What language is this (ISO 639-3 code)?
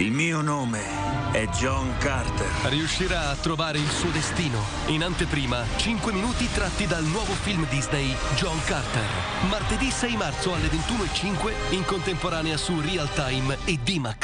ita